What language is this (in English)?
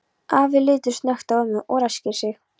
Icelandic